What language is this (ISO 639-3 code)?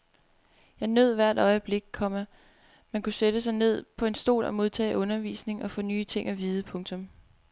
dan